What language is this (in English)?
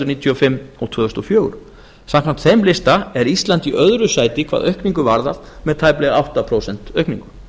Icelandic